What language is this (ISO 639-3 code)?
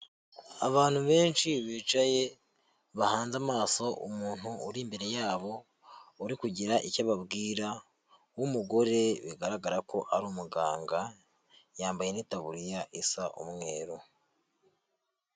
kin